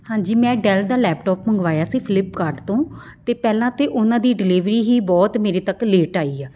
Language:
Punjabi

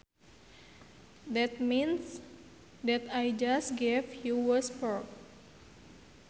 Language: Sundanese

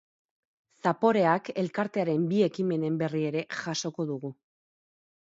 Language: Basque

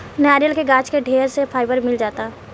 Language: Bhojpuri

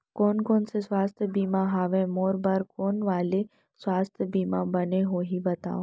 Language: Chhattisgarhi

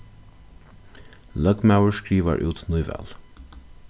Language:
Faroese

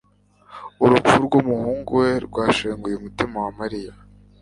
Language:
Kinyarwanda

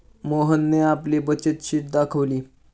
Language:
Marathi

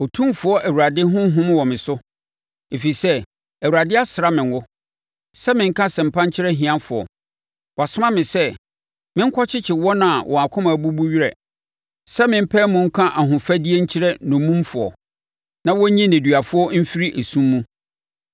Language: Akan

